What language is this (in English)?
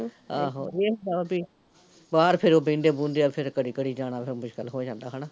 Punjabi